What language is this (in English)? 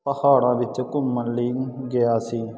Punjabi